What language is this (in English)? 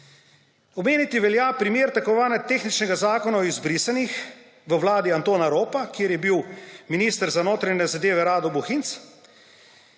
Slovenian